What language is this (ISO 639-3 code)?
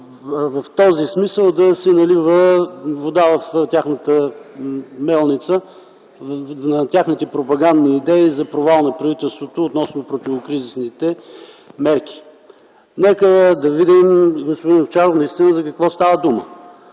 bul